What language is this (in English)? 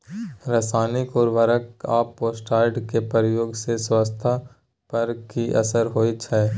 Maithili